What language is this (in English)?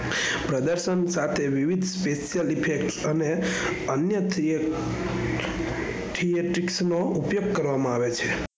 Gujarati